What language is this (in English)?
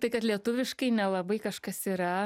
Lithuanian